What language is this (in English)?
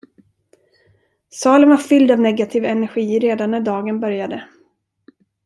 Swedish